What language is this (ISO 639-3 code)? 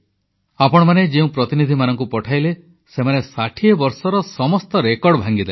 ori